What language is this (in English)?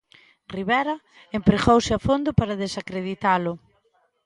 Galician